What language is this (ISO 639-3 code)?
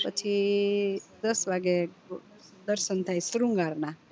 guj